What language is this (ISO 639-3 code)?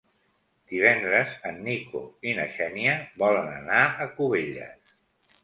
cat